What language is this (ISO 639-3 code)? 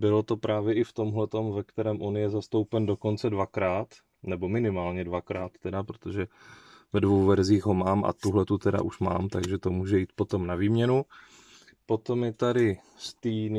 ces